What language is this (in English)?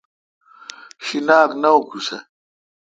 Kalkoti